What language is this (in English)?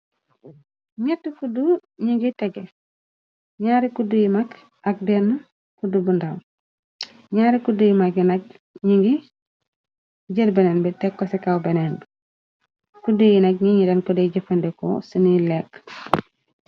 Wolof